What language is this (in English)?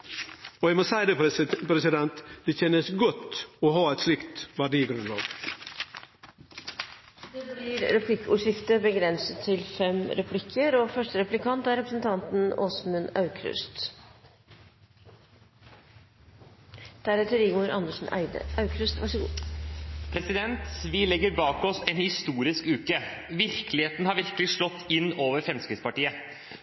Norwegian